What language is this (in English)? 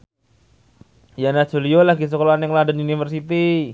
Javanese